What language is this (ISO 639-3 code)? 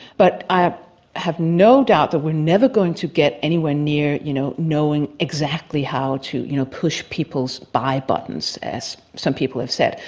eng